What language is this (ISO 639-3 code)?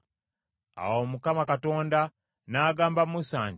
lug